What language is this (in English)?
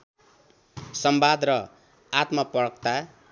Nepali